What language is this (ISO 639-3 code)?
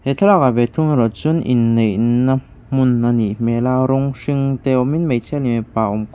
lus